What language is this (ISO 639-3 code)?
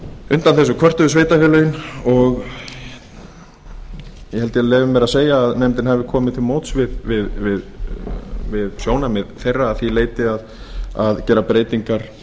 isl